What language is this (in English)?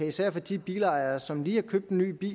Danish